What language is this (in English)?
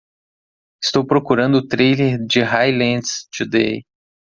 Portuguese